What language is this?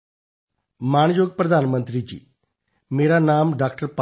Punjabi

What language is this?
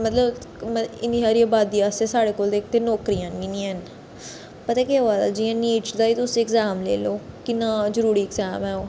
Dogri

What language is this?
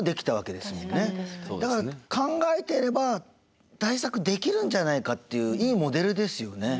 Japanese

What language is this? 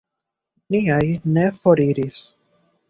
Esperanto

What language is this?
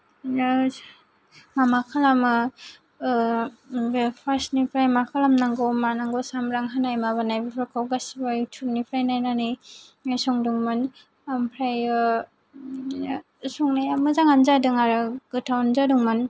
Bodo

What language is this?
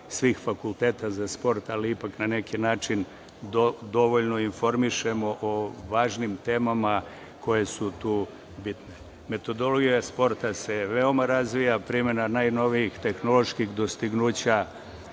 Serbian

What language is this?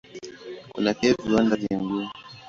Swahili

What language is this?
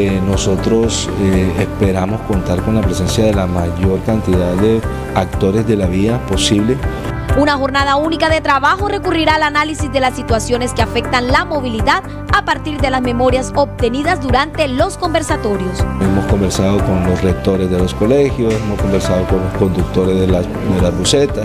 Spanish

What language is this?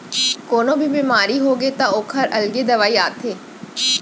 Chhattisgarhi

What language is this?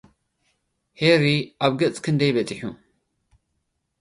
Tigrinya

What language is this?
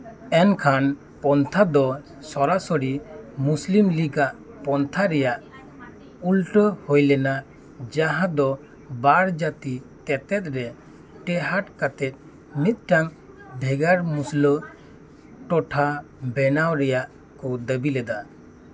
Santali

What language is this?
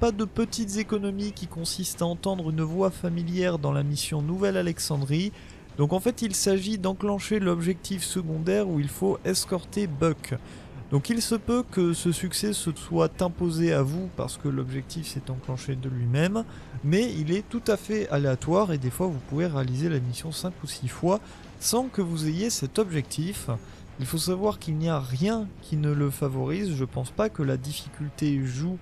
French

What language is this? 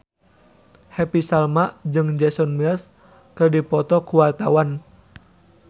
Sundanese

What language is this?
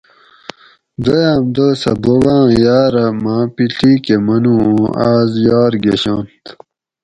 Gawri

